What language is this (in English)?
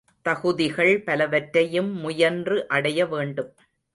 Tamil